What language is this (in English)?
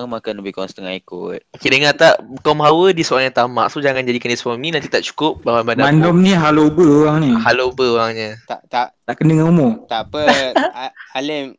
Malay